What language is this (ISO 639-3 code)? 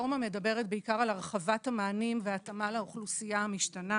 heb